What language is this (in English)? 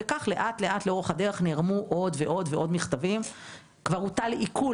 Hebrew